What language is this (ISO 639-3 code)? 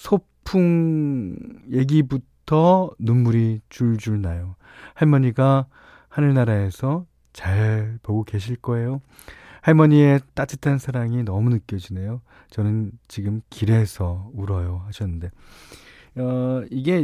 kor